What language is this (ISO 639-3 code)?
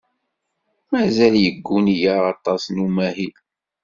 kab